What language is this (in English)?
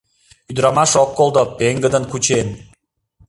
Mari